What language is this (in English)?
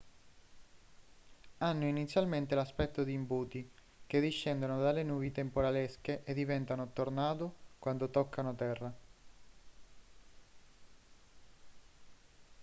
Italian